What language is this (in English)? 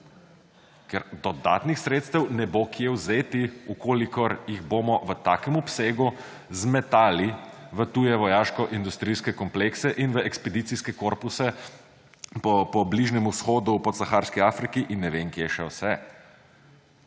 Slovenian